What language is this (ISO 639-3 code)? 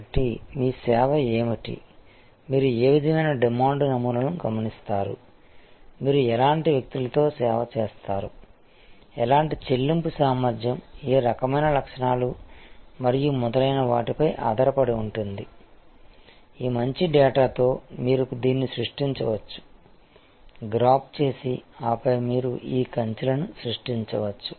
tel